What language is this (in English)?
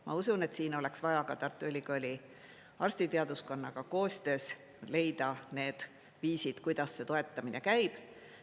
Estonian